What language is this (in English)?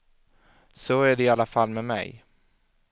Swedish